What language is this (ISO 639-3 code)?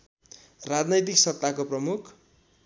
nep